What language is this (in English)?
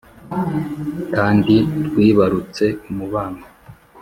Kinyarwanda